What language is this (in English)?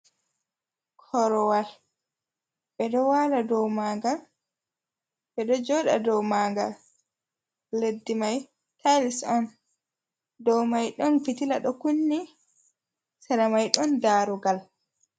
Fula